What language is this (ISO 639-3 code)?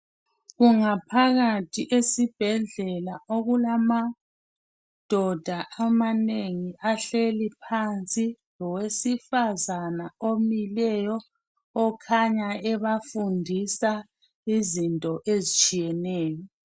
nde